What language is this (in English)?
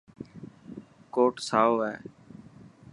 Dhatki